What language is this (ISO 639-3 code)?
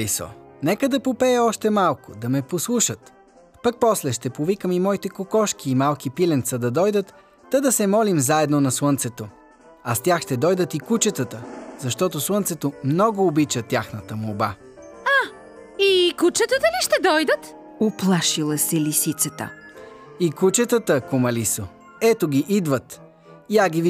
bul